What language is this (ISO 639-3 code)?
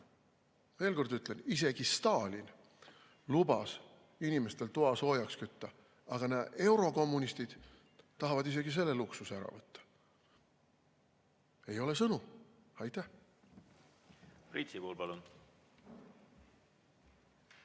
est